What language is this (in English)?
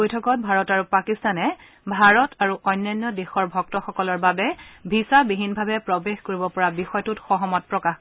Assamese